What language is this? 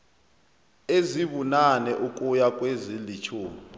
South Ndebele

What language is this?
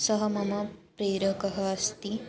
Sanskrit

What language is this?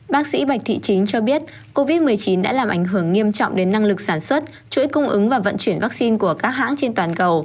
Vietnamese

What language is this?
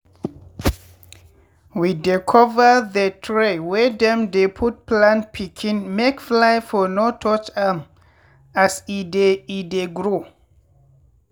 Nigerian Pidgin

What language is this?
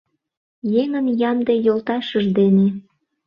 Mari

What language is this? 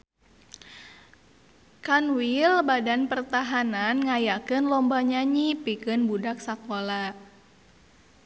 Sundanese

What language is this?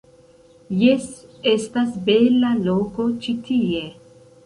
Esperanto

